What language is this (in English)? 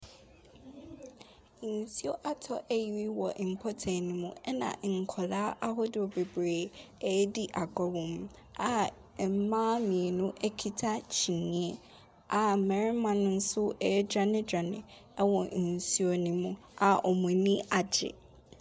Akan